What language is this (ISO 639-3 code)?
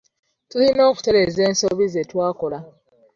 lug